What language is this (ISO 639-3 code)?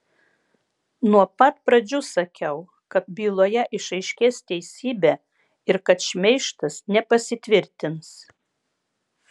lit